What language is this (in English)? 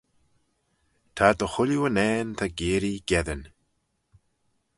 Manx